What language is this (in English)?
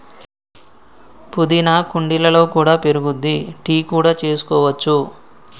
Telugu